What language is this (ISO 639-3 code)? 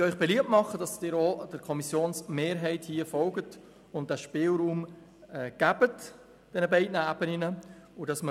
gsw